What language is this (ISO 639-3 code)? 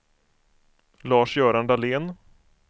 swe